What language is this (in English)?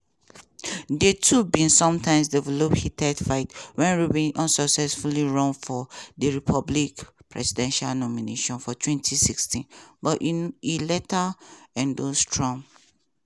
Nigerian Pidgin